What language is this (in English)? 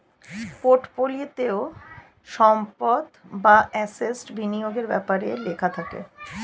Bangla